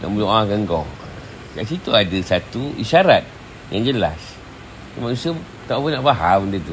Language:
Malay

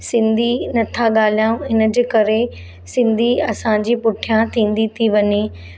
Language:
Sindhi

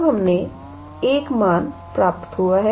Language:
Hindi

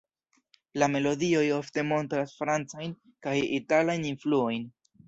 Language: Esperanto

